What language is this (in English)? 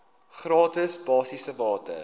Afrikaans